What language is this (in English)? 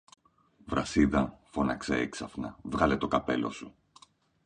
Greek